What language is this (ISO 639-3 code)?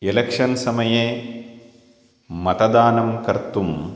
san